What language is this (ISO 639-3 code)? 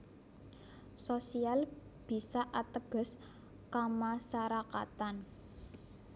jav